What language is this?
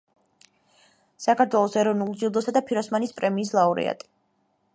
Georgian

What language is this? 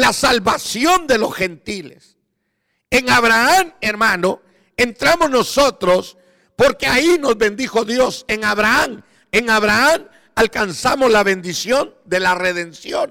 Spanish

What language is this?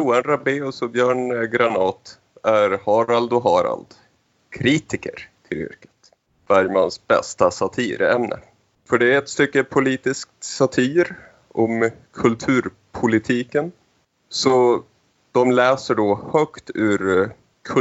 Swedish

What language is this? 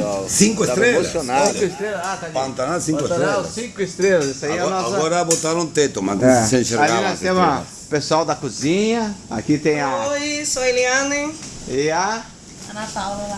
Portuguese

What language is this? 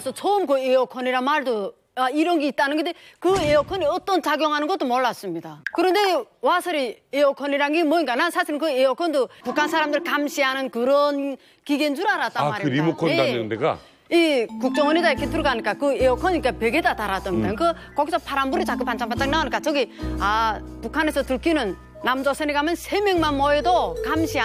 Korean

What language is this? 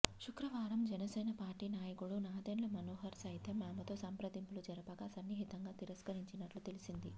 Telugu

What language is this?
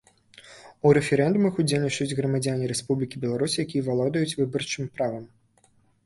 Belarusian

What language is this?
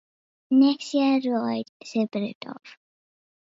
Welsh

